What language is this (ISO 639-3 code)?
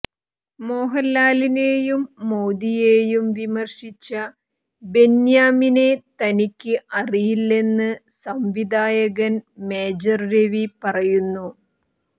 mal